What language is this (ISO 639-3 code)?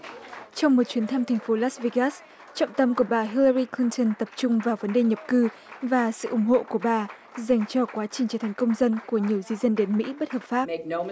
vie